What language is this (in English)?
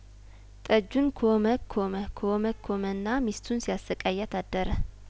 Amharic